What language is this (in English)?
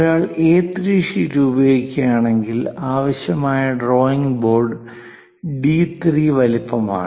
Malayalam